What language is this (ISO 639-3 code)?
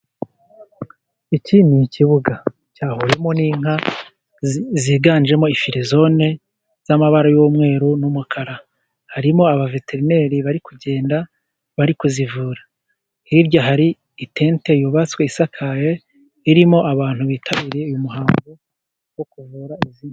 kin